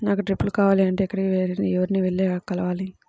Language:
Telugu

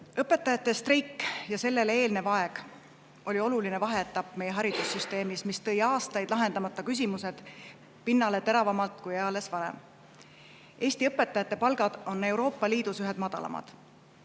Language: Estonian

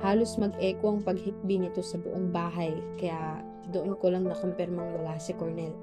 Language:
Filipino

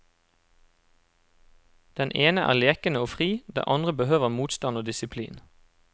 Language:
Norwegian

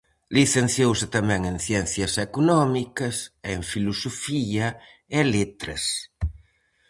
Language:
Galician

